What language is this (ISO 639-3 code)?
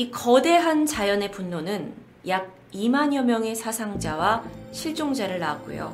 kor